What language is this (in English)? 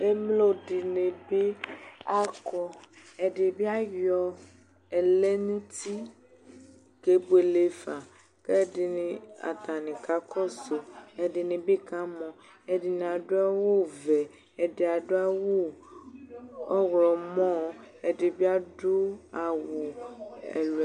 Ikposo